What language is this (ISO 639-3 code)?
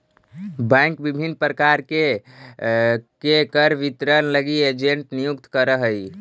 mag